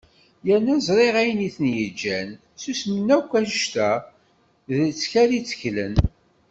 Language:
Kabyle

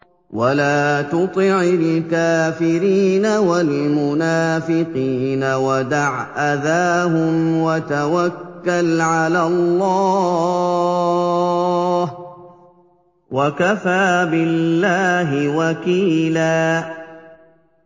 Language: Arabic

